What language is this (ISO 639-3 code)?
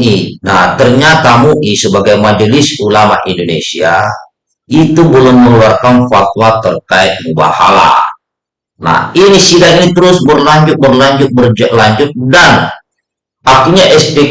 ind